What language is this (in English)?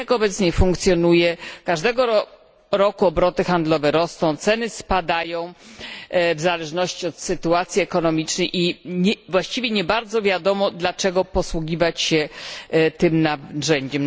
Polish